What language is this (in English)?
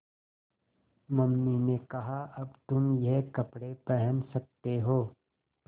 Hindi